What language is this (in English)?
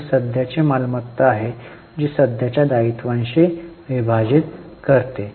Marathi